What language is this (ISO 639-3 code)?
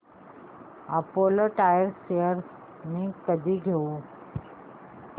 mar